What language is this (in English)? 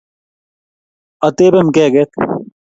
Kalenjin